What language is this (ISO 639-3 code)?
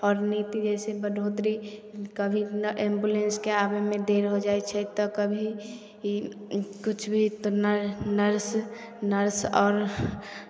mai